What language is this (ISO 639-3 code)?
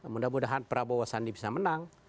ind